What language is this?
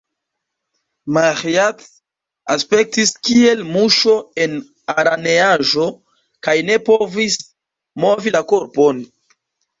Esperanto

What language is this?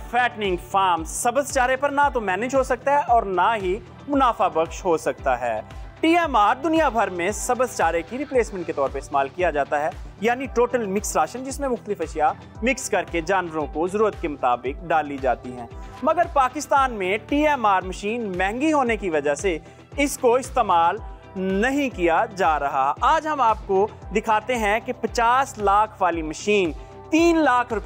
Hindi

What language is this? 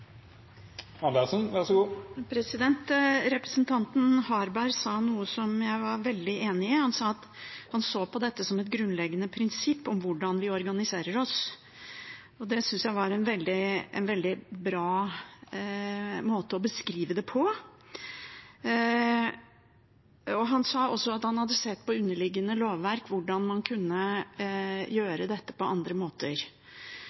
Norwegian Bokmål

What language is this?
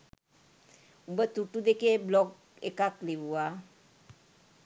Sinhala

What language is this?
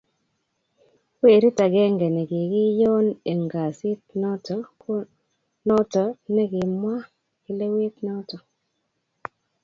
Kalenjin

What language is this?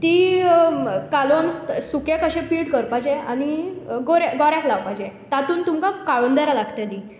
Konkani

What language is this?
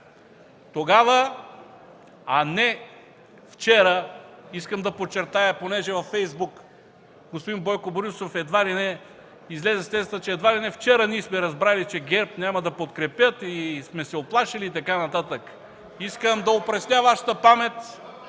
Bulgarian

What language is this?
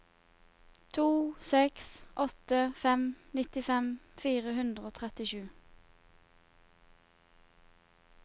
Norwegian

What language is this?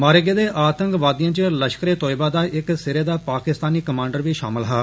Dogri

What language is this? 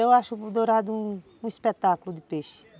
Portuguese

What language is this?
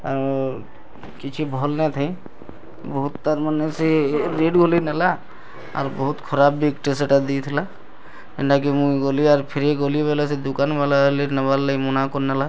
Odia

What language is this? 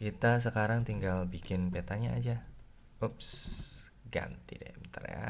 Indonesian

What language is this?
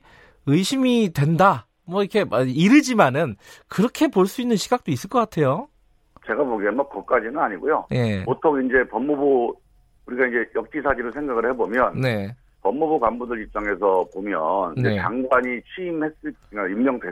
Korean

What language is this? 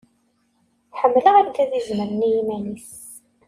Kabyle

